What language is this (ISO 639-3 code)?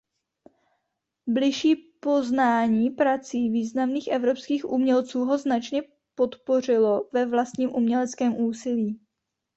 ces